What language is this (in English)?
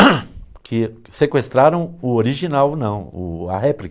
Portuguese